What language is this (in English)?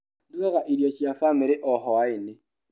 Kikuyu